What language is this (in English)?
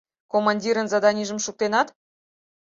Mari